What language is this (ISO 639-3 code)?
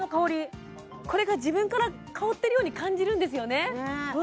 jpn